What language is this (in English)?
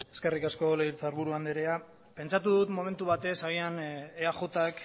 Basque